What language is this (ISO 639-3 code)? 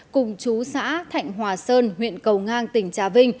vie